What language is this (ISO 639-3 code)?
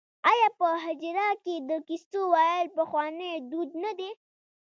pus